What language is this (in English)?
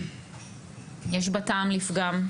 Hebrew